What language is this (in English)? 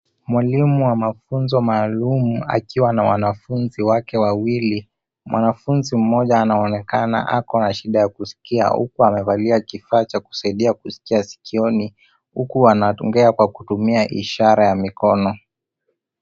Swahili